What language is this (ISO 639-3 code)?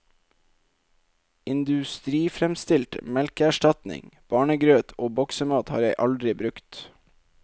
nor